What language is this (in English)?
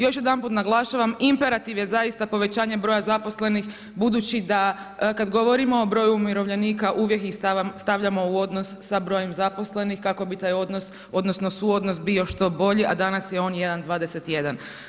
Croatian